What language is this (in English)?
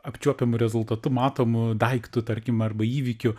Lithuanian